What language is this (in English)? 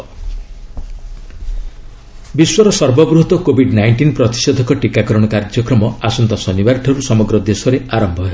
Odia